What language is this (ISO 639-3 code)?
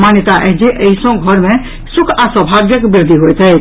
mai